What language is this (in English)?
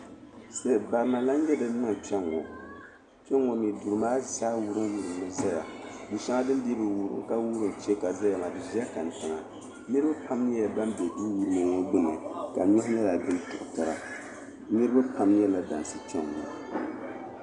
Dagbani